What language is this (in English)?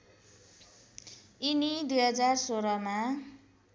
Nepali